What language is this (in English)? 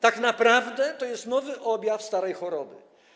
Polish